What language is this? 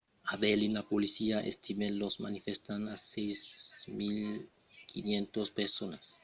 Occitan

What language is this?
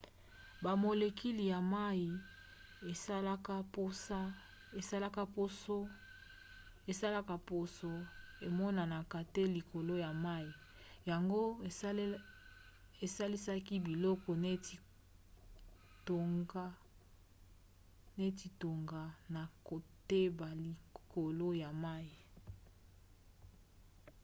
Lingala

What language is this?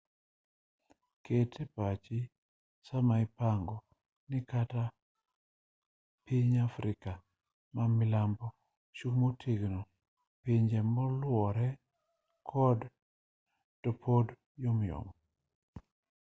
Luo (Kenya and Tanzania)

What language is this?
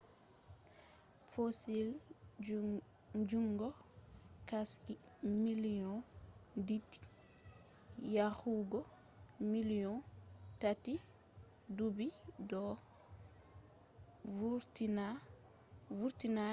Fula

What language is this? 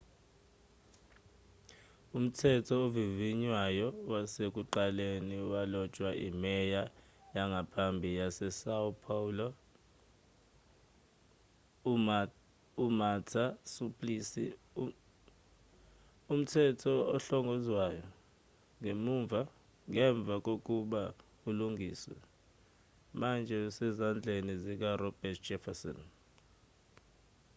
Zulu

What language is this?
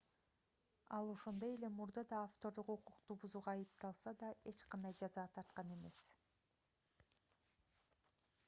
Kyrgyz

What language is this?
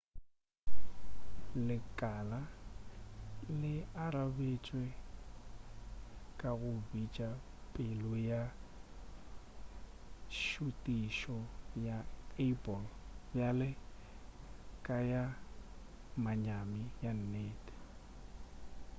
Northern Sotho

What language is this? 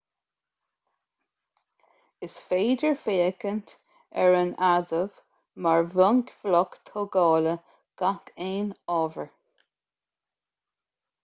Irish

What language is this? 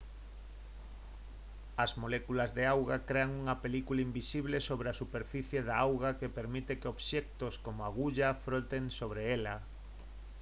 Galician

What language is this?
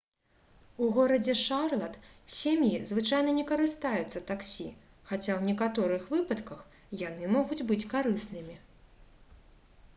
Belarusian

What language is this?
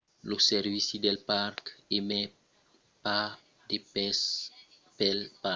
Occitan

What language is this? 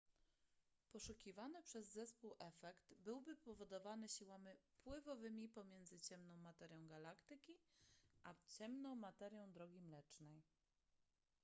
Polish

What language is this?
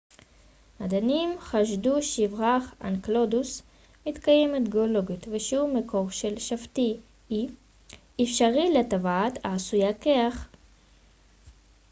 Hebrew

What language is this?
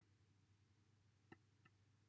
Welsh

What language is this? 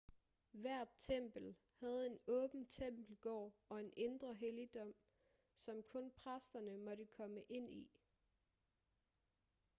Danish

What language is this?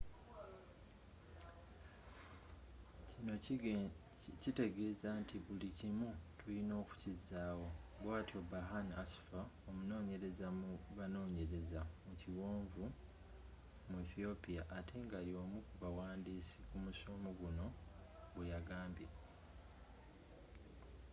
Ganda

